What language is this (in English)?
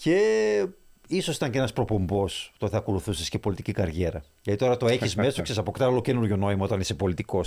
Greek